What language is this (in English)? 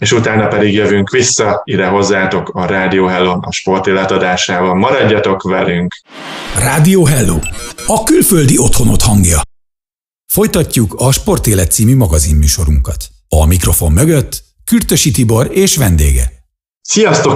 Hungarian